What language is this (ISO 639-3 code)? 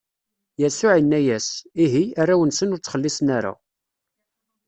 kab